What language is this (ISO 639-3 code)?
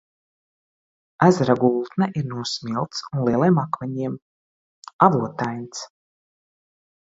lav